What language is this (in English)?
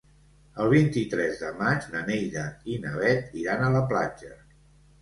Catalan